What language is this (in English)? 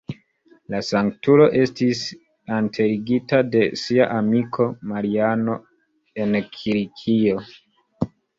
Esperanto